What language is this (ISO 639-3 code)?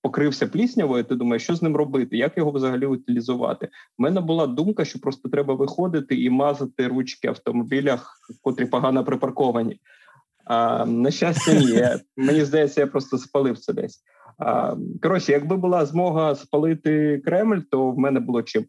ukr